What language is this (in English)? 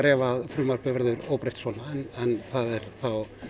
Icelandic